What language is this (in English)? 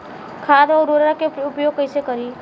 Bhojpuri